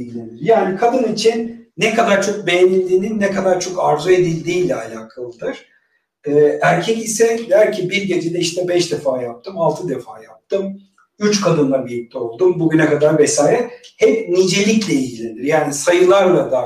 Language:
Turkish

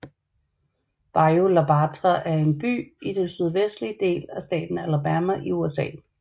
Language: Danish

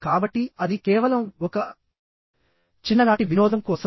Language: Telugu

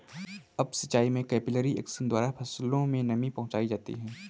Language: Hindi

